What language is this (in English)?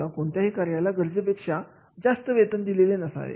Marathi